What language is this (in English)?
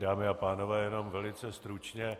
Czech